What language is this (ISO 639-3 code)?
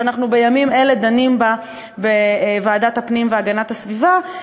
heb